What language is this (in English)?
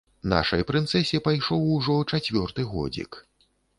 Belarusian